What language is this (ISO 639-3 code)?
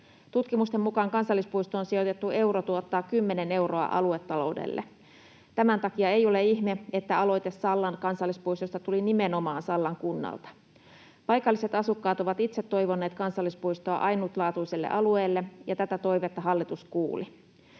fin